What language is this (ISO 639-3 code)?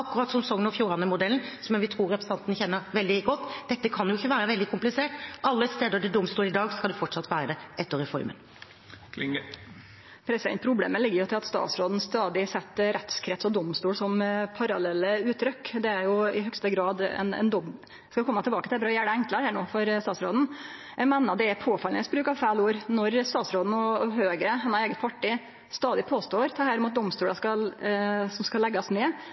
nor